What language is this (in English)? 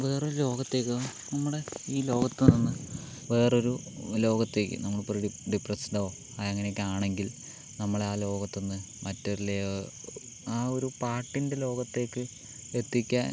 Malayalam